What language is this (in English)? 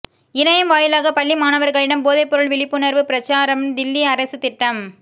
Tamil